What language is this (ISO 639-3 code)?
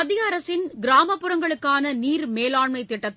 tam